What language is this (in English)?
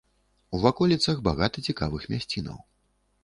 Belarusian